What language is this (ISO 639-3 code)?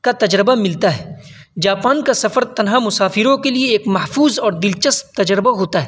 urd